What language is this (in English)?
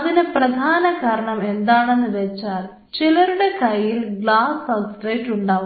Malayalam